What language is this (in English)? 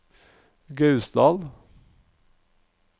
Norwegian